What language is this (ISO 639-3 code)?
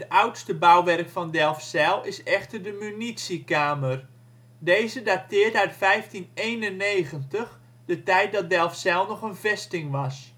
nld